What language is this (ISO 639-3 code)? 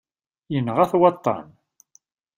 kab